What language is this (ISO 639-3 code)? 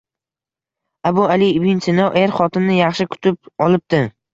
uzb